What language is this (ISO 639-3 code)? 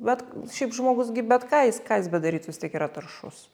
lit